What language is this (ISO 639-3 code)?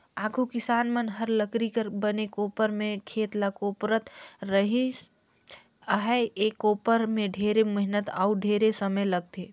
hne